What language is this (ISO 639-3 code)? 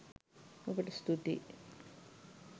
sin